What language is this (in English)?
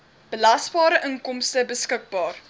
Afrikaans